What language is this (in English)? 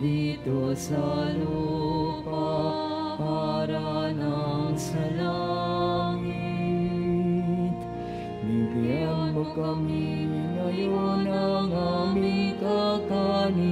Filipino